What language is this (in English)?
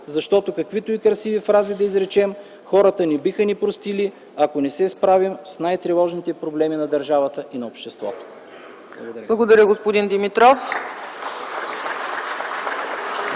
Bulgarian